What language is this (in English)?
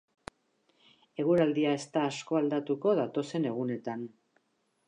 Basque